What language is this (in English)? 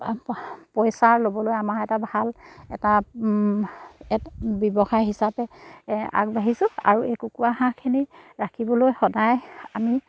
Assamese